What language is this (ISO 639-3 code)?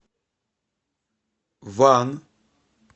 rus